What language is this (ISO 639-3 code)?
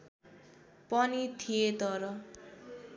nep